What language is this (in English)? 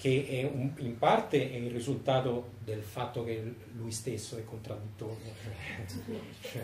Italian